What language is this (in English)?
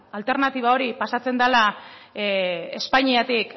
Basque